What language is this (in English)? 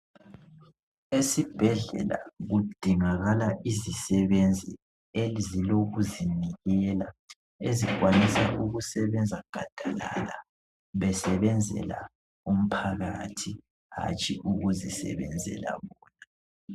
North Ndebele